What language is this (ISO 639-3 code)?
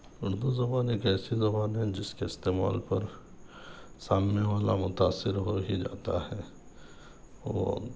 urd